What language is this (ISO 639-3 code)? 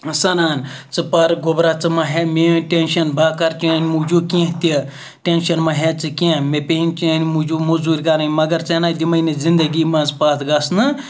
kas